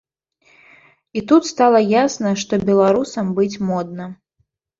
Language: Belarusian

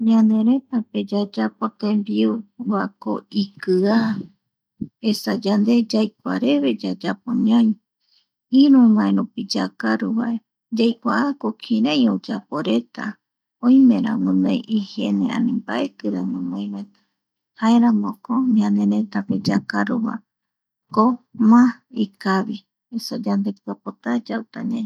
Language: Eastern Bolivian Guaraní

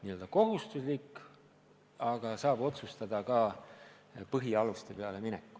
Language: Estonian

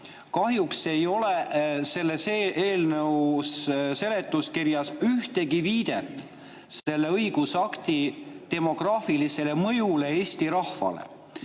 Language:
Estonian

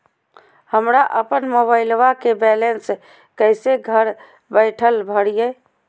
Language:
Magahi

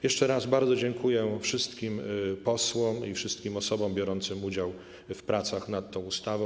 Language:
Polish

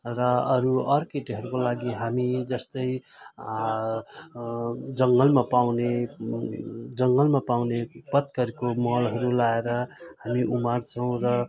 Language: Nepali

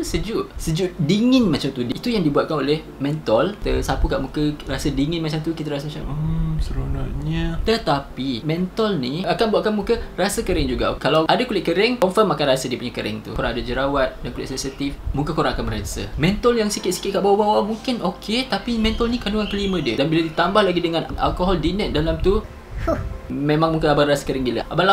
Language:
Malay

